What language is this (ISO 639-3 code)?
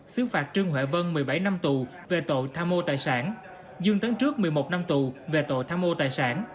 vie